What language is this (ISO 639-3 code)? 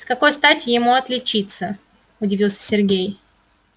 rus